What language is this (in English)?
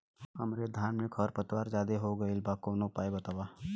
Bhojpuri